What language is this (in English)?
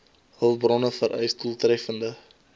Afrikaans